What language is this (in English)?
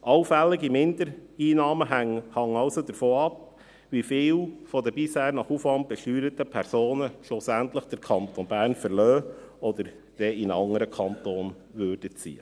Swiss German